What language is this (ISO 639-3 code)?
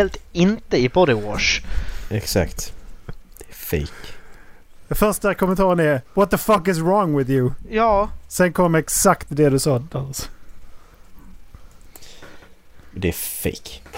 swe